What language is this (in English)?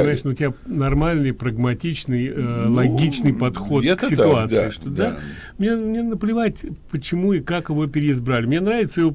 Russian